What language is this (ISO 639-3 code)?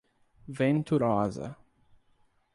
por